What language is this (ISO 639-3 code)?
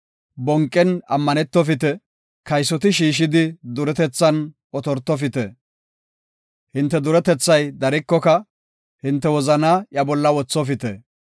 gof